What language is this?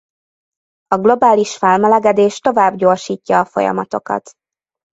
Hungarian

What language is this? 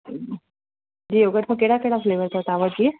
Sindhi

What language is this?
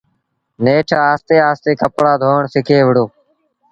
Sindhi Bhil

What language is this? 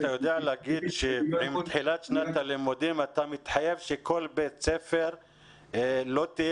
Hebrew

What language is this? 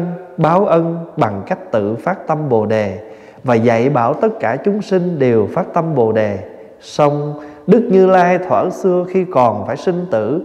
Vietnamese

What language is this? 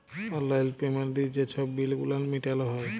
Bangla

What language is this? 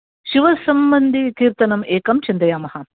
Sanskrit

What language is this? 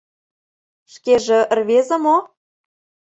Mari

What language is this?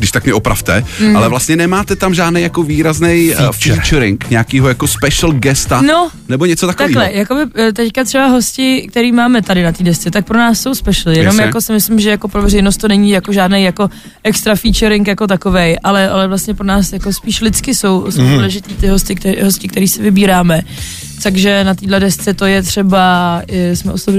Czech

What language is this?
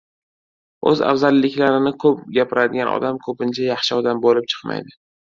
Uzbek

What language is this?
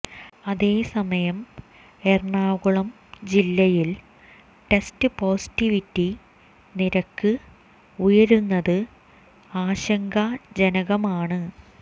Malayalam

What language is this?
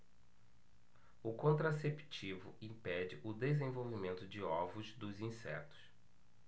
Portuguese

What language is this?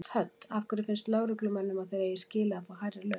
Icelandic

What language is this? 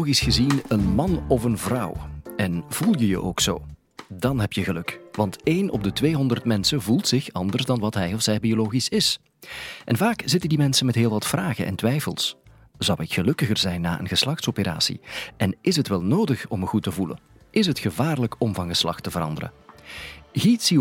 Dutch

